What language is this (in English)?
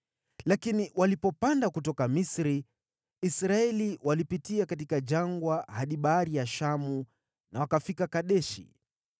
Swahili